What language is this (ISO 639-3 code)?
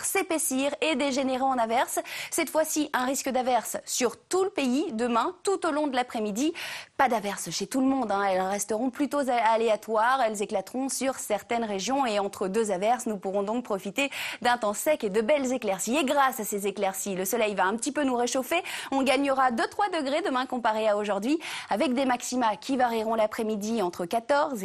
fra